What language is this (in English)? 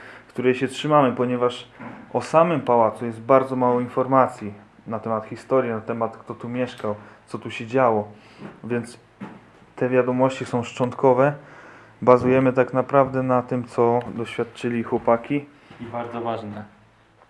Polish